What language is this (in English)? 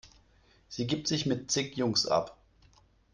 German